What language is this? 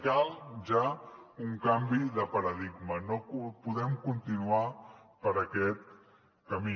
Catalan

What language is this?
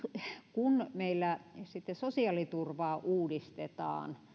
Finnish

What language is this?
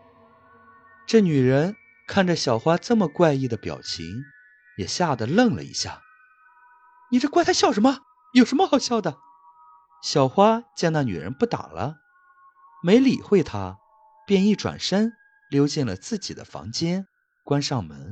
Chinese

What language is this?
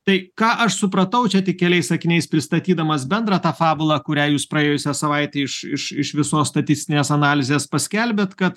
Lithuanian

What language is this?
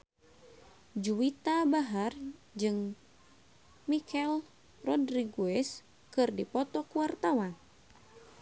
Sundanese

